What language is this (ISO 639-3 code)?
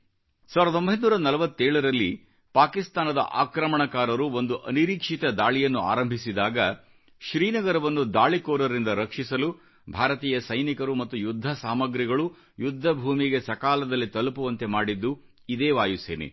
kan